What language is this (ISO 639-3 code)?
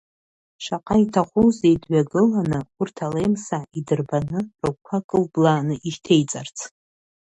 abk